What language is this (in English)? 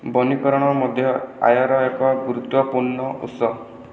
Odia